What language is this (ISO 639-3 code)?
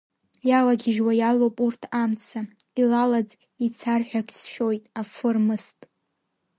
abk